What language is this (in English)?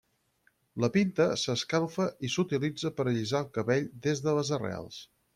Catalan